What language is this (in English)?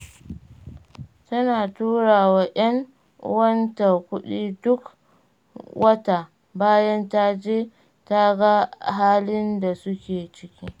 Hausa